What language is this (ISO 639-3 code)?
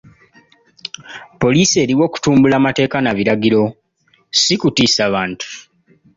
lug